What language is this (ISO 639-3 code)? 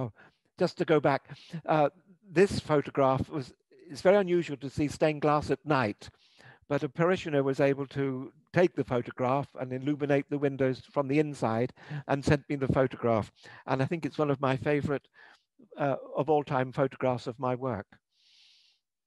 eng